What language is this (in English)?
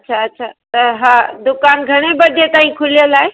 Sindhi